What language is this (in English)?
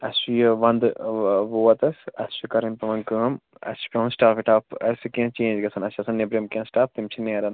Kashmiri